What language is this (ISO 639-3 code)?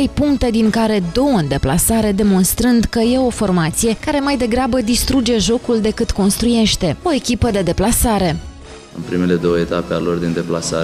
ron